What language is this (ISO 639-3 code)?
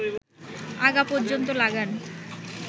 ben